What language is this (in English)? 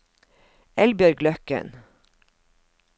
Norwegian